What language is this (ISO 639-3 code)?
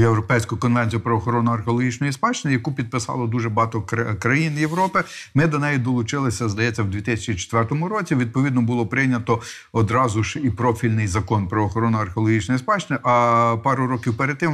ukr